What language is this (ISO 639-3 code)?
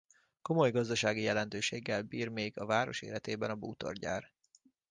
hun